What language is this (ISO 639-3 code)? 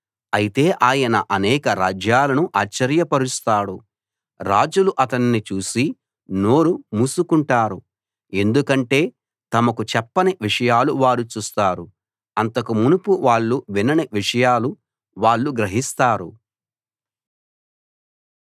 tel